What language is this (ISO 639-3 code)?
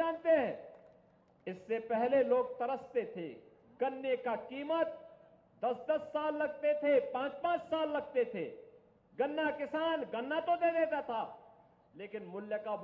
hin